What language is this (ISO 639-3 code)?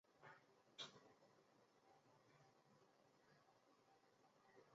zho